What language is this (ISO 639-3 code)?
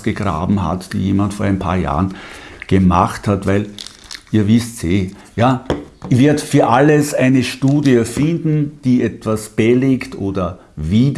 deu